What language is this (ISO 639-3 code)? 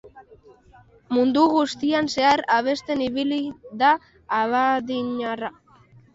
eus